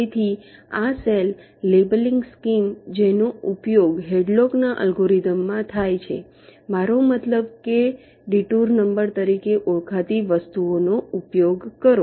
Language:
Gujarati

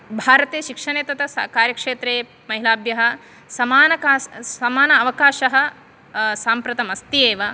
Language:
Sanskrit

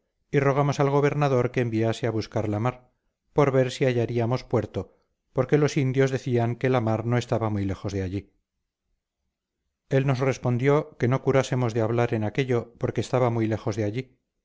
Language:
Spanish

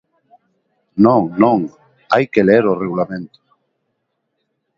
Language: Galician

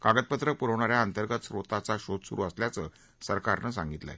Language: Marathi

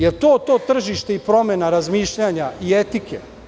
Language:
Serbian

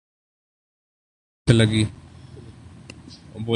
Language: Urdu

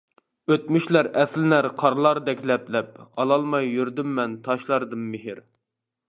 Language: Uyghur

